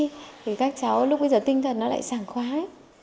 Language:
Vietnamese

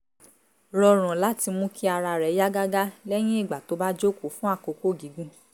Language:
Yoruba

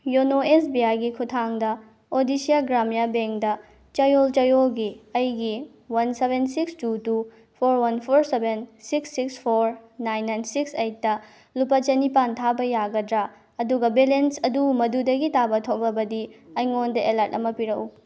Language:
Manipuri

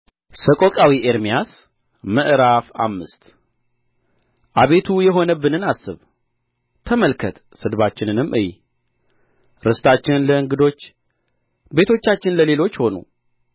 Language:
Amharic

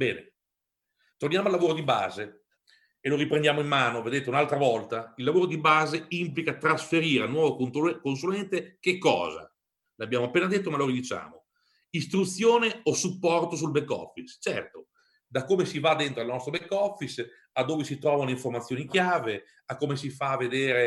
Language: Italian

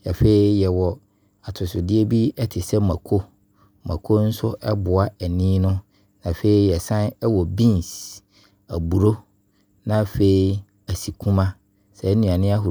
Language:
Abron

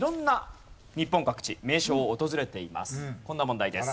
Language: Japanese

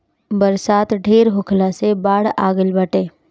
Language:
Bhojpuri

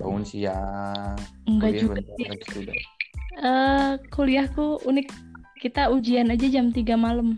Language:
Indonesian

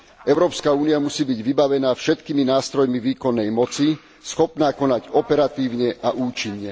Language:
Slovak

